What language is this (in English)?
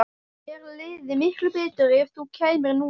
Icelandic